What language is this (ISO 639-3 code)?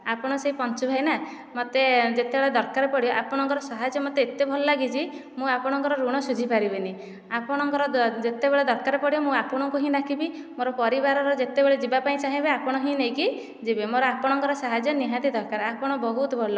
ori